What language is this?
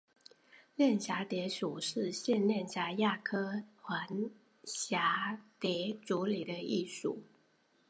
Chinese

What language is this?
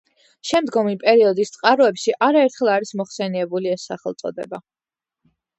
Georgian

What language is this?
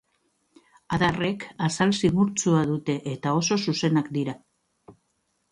Basque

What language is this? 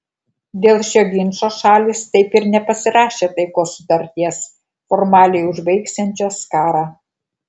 Lithuanian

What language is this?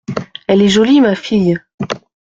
French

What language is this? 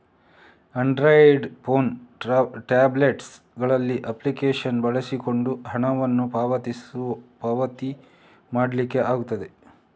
Kannada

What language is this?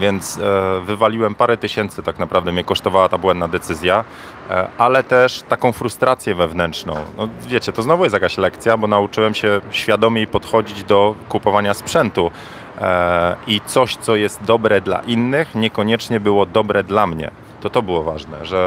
Polish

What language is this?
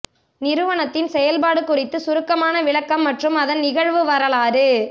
Tamil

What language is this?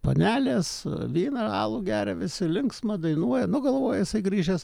Lithuanian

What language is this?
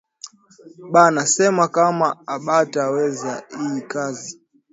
Swahili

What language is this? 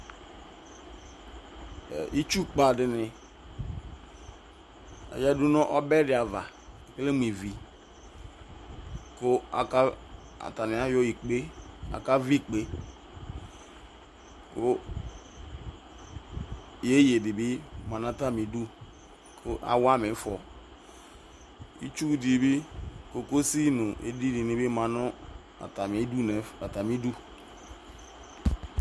Ikposo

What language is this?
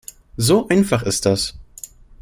German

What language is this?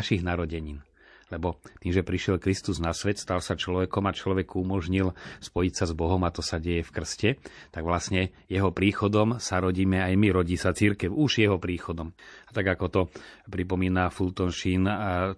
Slovak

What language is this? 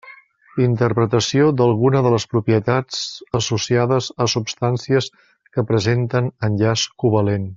Catalan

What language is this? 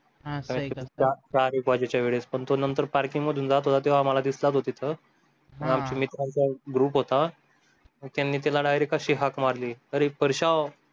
Marathi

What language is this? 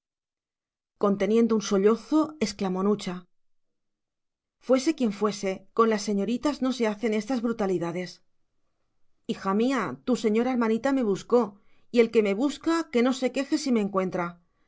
Spanish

